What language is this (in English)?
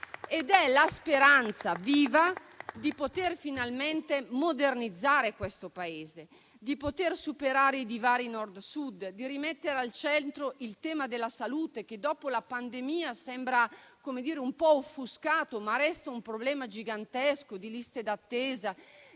Italian